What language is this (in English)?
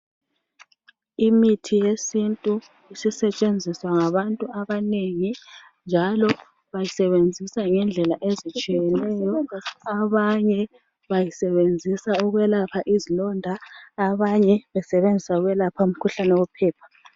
North Ndebele